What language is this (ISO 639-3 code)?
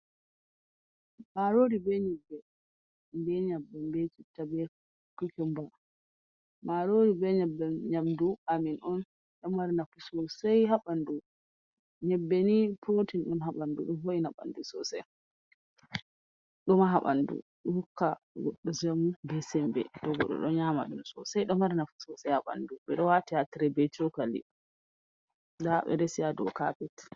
ful